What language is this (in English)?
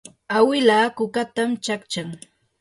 Yanahuanca Pasco Quechua